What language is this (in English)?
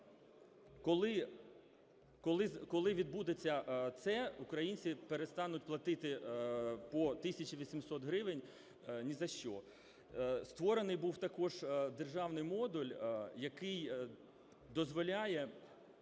Ukrainian